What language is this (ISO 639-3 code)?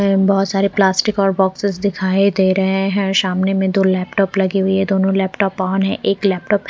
hin